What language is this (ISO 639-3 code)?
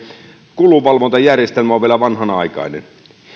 fin